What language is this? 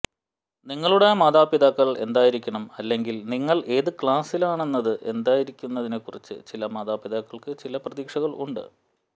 Malayalam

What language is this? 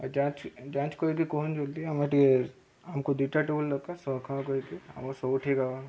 Odia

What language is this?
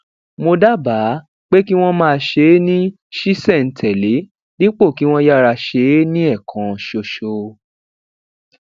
Yoruba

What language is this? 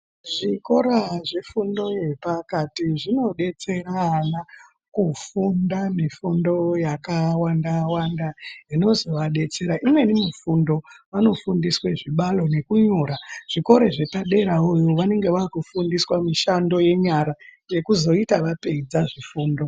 Ndau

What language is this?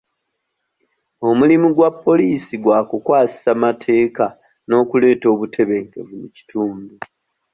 Ganda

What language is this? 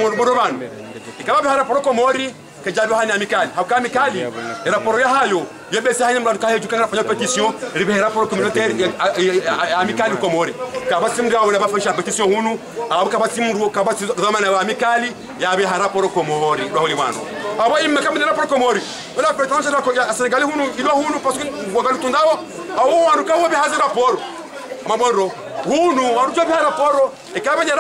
French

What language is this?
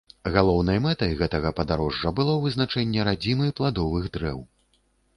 Belarusian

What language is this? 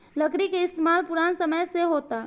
Bhojpuri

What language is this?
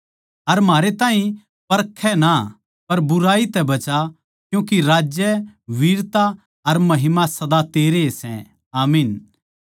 Haryanvi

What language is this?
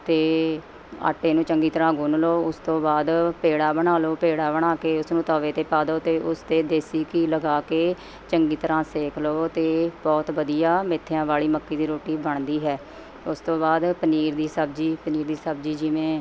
Punjabi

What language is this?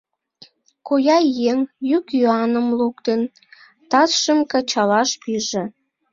Mari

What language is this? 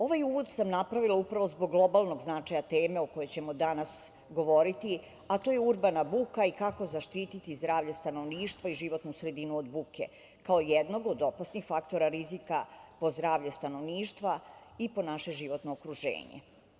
Serbian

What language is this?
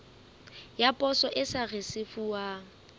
Southern Sotho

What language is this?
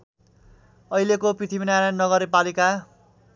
Nepali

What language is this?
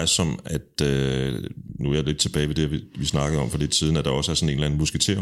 Danish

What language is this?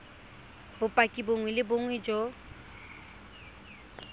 Tswana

